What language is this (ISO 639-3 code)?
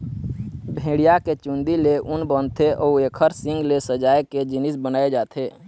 hne